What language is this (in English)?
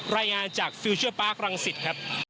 Thai